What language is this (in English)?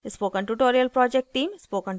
Hindi